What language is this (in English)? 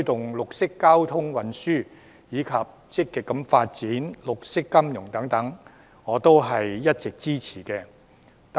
Cantonese